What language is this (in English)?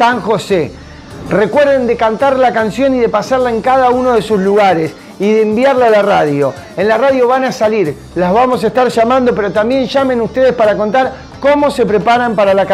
Spanish